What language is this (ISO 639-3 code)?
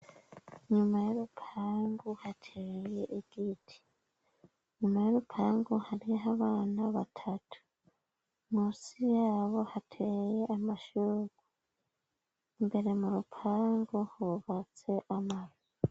run